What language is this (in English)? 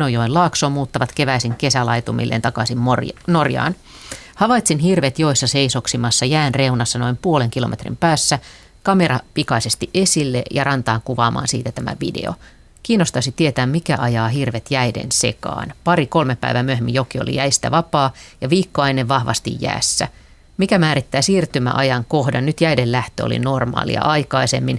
Finnish